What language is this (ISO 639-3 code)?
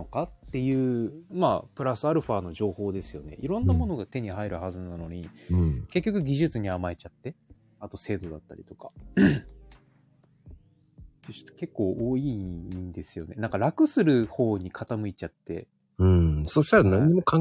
jpn